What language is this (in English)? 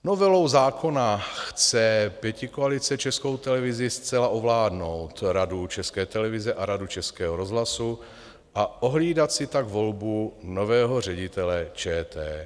Czech